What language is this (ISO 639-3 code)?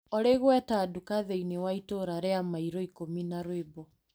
kik